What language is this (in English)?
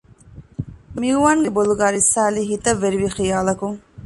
Divehi